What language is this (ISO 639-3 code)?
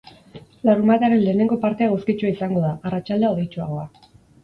eus